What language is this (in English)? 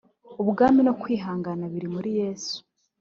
Kinyarwanda